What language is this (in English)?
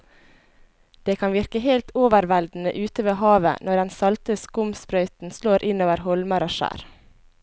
Norwegian